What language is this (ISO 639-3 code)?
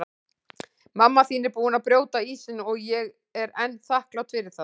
isl